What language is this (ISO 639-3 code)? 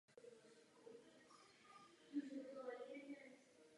ces